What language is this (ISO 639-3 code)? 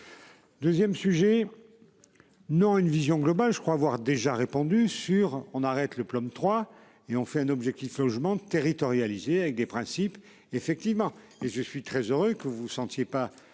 fra